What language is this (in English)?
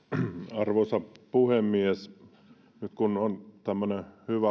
Finnish